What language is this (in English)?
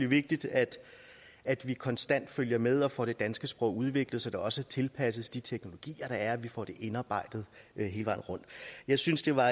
Danish